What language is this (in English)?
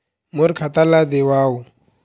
Chhattisgarhi